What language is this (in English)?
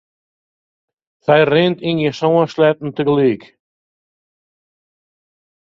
Western Frisian